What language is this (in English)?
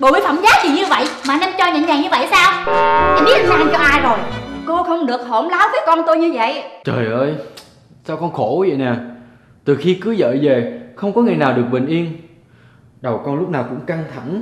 Vietnamese